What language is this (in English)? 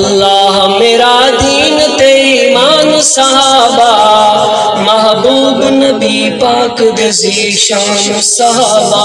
Arabic